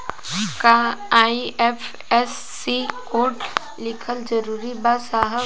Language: Bhojpuri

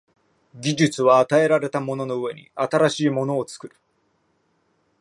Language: Japanese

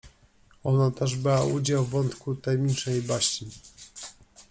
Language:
Polish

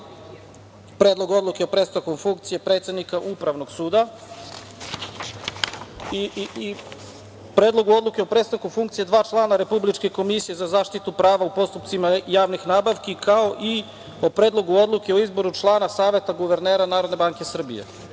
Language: Serbian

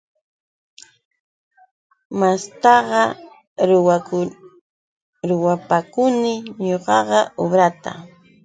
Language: Yauyos Quechua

